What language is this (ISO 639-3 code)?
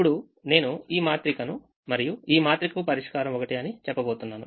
tel